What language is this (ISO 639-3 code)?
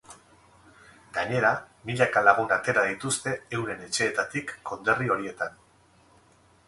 eus